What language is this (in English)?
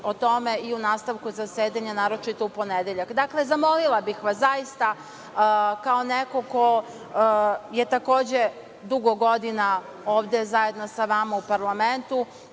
Serbian